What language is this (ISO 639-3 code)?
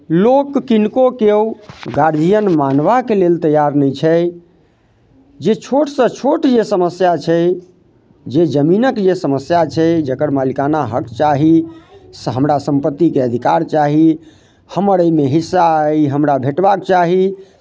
mai